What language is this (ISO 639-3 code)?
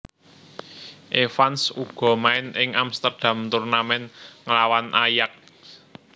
jav